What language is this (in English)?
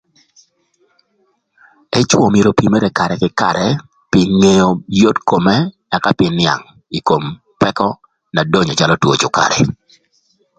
Thur